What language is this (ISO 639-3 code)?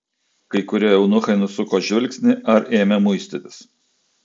lit